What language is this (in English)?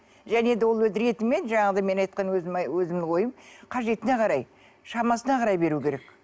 Kazakh